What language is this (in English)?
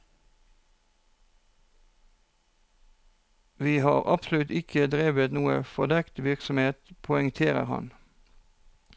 Norwegian